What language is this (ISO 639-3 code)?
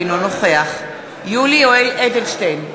heb